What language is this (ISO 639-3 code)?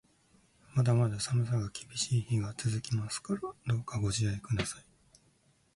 jpn